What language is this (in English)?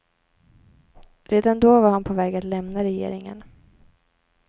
Swedish